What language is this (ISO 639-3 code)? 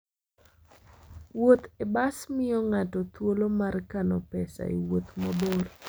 luo